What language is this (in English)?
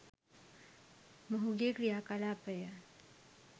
Sinhala